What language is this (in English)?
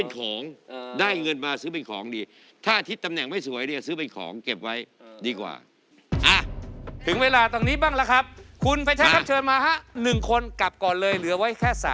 Thai